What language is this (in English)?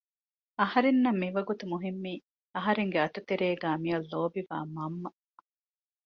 Divehi